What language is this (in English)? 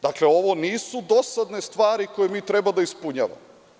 Serbian